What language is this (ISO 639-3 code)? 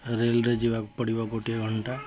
ori